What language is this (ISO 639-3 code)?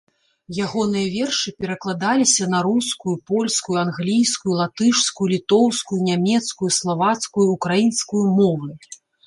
bel